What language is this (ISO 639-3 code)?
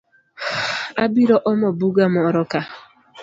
luo